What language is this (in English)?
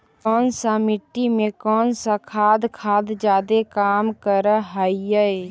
Magahi